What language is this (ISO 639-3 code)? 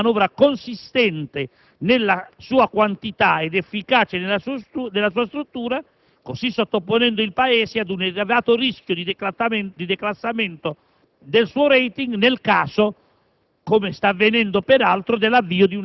ita